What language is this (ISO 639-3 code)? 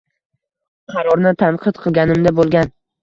uzb